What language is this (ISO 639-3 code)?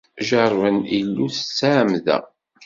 kab